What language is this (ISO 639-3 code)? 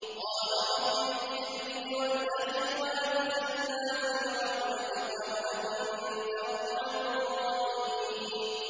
ara